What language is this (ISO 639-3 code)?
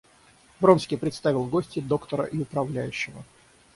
rus